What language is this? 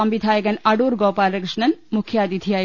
Malayalam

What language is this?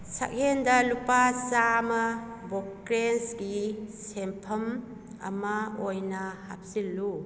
Manipuri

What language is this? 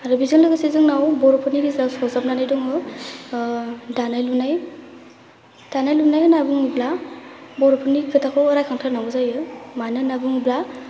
Bodo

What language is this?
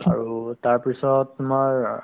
Assamese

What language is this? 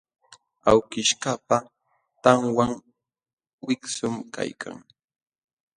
Jauja Wanca Quechua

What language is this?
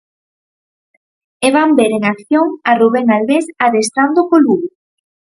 Galician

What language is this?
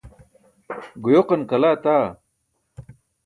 Burushaski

